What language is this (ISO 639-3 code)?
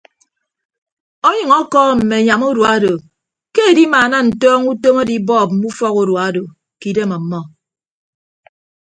ibb